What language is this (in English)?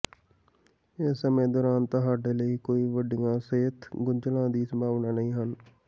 Punjabi